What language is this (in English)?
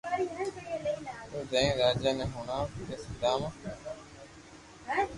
Loarki